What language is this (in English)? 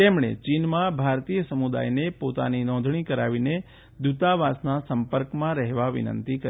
Gujarati